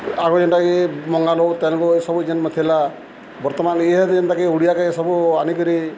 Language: Odia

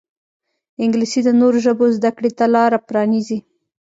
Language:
Pashto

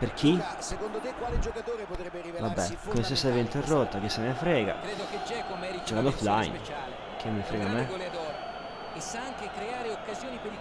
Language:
Italian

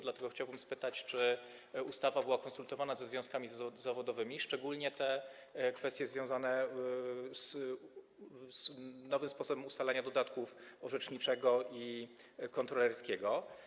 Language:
Polish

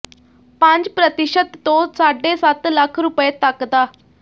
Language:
Punjabi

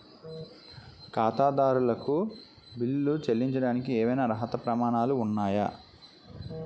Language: Telugu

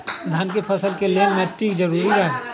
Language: Magahi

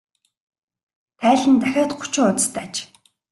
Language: Mongolian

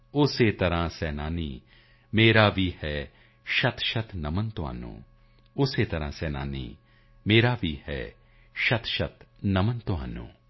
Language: Punjabi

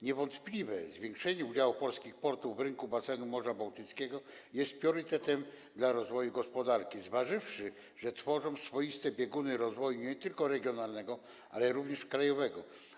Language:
Polish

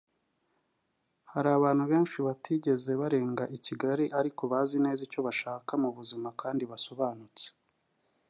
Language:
Kinyarwanda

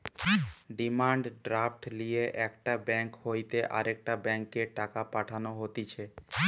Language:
Bangla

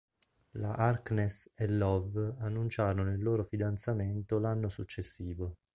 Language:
Italian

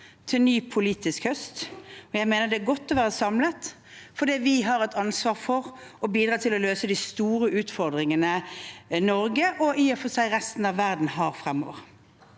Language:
Norwegian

